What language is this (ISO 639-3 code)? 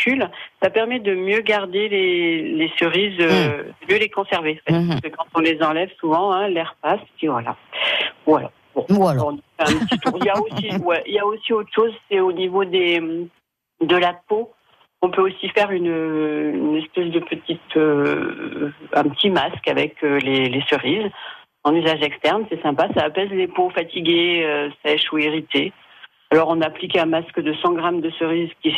fra